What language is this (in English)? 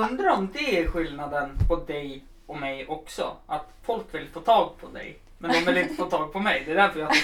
Swedish